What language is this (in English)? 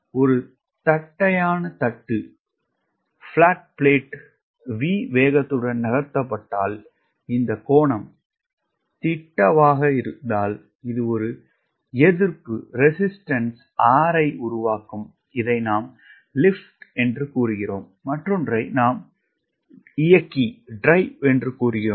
Tamil